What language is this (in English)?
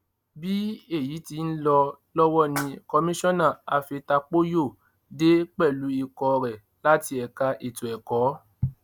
Yoruba